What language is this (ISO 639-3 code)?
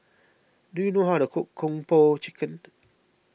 eng